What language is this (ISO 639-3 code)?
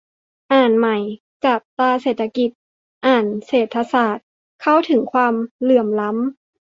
tha